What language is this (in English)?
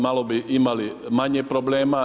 Croatian